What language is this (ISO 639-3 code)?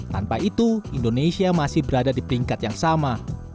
ind